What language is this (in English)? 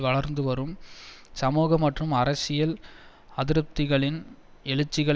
Tamil